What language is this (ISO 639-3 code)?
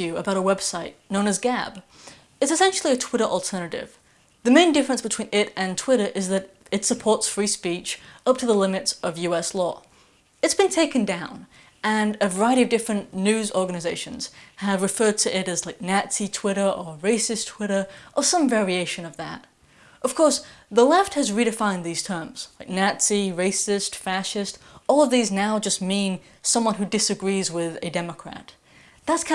eng